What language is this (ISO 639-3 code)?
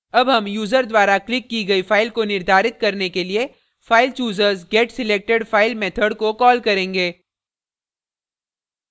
hin